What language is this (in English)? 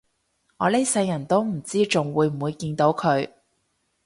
Cantonese